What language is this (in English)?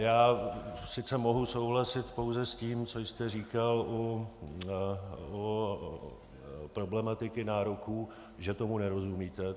Czech